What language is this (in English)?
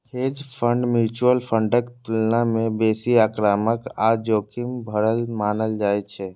Maithili